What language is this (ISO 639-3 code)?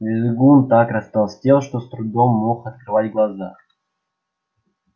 rus